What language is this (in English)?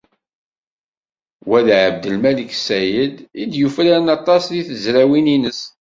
Kabyle